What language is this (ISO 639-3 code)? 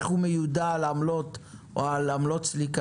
heb